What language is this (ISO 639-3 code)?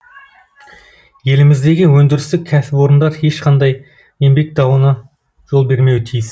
kaz